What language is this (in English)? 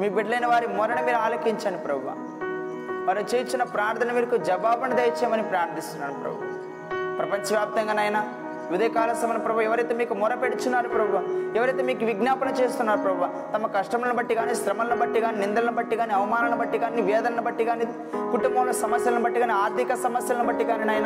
Telugu